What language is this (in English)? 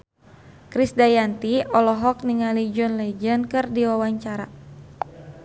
Sundanese